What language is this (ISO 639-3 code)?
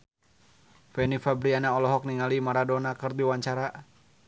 sun